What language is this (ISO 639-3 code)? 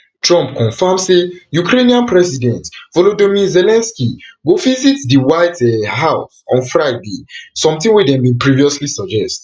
pcm